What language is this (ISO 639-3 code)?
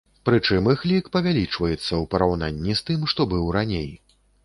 bel